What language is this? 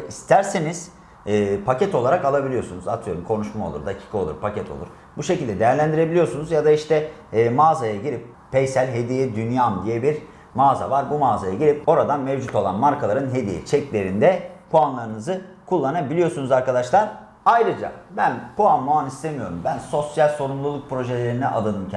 Turkish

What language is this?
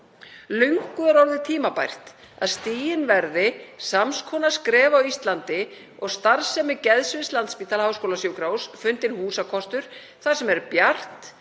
Icelandic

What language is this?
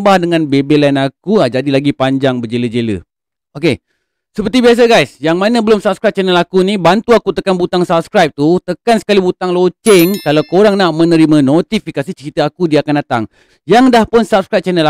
Malay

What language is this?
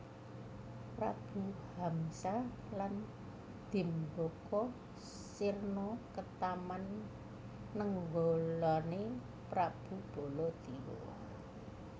Javanese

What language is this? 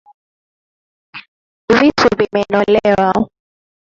Swahili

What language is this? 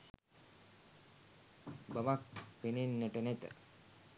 Sinhala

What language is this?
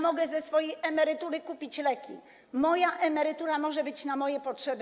Polish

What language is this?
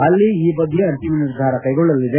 Kannada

